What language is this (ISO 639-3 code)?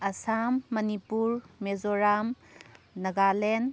mni